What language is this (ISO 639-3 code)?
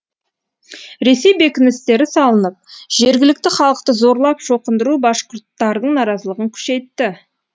kaz